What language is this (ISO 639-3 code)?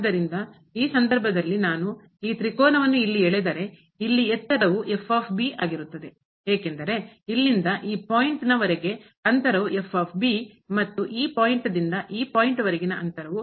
kan